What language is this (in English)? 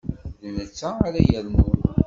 Kabyle